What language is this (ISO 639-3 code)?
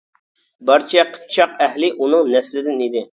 uig